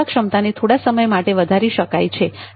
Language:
Gujarati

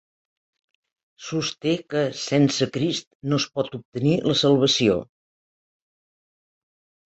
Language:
Catalan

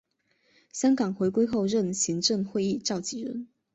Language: Chinese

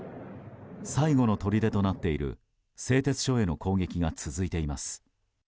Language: Japanese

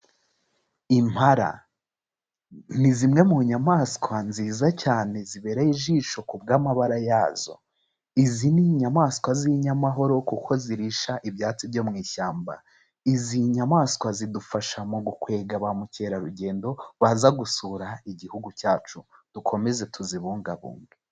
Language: Kinyarwanda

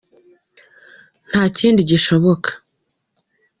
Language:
Kinyarwanda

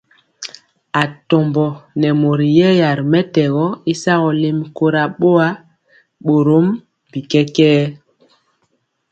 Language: Mpiemo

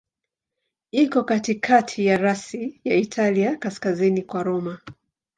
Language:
Swahili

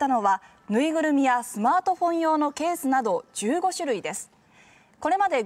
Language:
Japanese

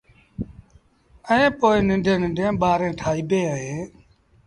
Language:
Sindhi Bhil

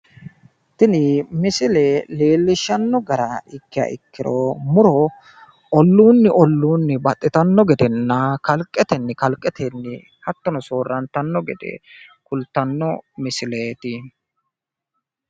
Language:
Sidamo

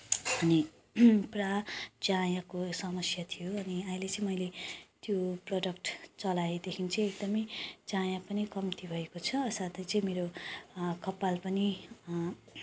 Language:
Nepali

